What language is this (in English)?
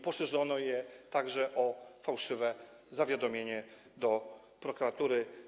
Polish